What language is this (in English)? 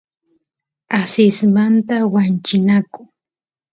Santiago del Estero Quichua